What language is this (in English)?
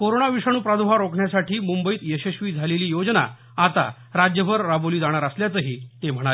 Marathi